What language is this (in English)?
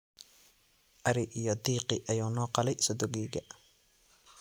Somali